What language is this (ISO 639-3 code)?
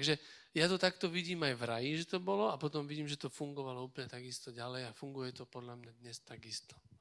slk